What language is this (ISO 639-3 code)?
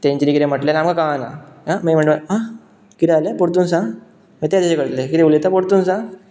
kok